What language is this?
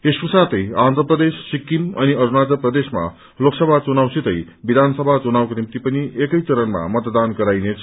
Nepali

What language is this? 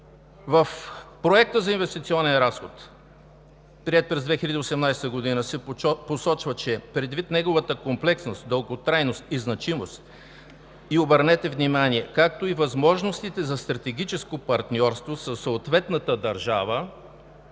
Bulgarian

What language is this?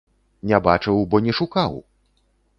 Belarusian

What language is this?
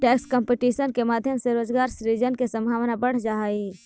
Magahi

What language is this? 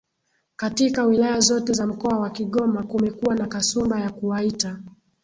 Swahili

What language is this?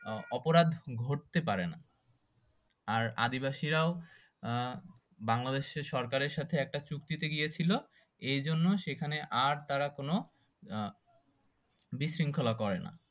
Bangla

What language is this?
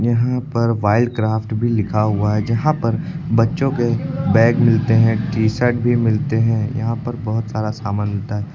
Hindi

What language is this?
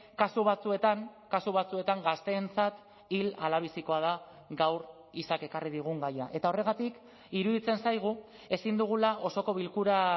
Basque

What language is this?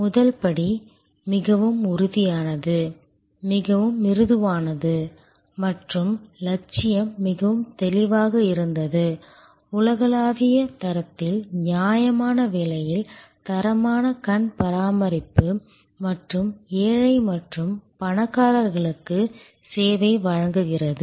Tamil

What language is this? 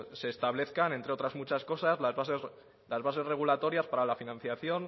Spanish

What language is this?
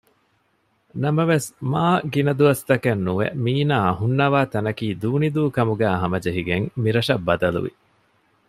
Divehi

